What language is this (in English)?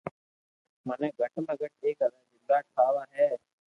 Loarki